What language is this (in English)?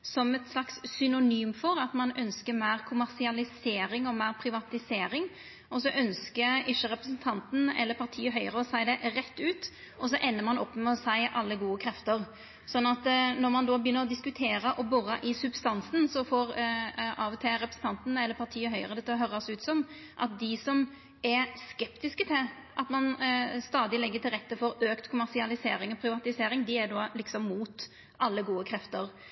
Norwegian Nynorsk